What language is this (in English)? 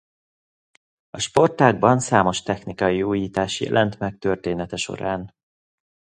Hungarian